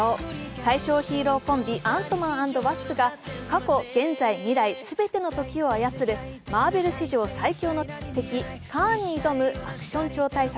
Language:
Japanese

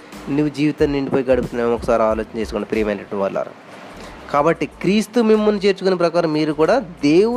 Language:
Telugu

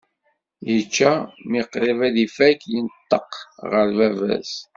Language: Kabyle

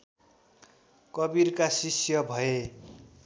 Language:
Nepali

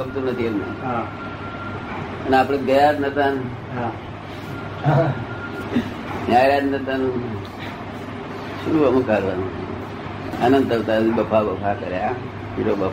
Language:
Gujarati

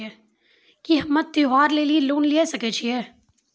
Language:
Maithili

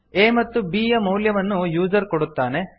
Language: Kannada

